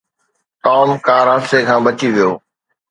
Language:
Sindhi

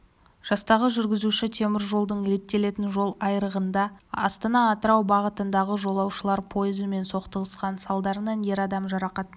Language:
Kazakh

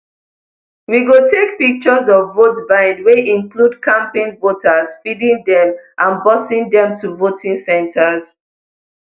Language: Nigerian Pidgin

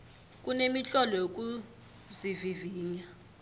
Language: South Ndebele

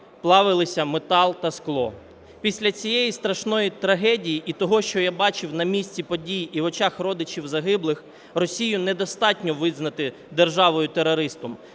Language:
Ukrainian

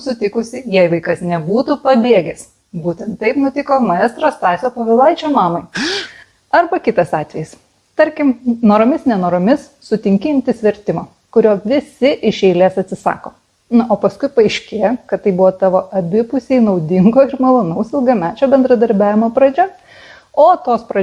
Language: Lithuanian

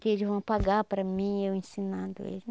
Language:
Portuguese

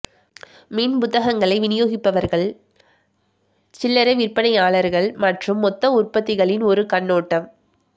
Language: Tamil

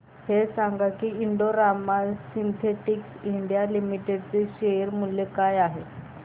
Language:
Marathi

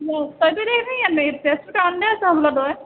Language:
Assamese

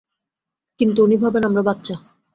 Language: Bangla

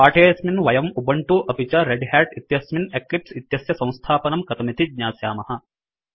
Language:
Sanskrit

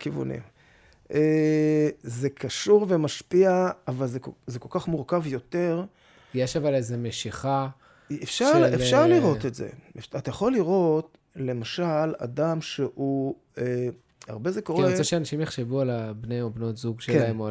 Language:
Hebrew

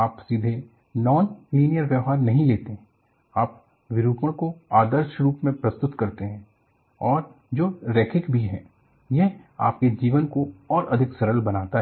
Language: Hindi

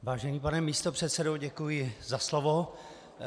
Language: Czech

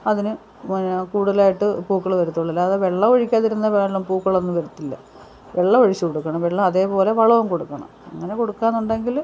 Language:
Malayalam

